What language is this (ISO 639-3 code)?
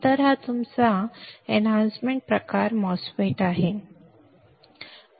mar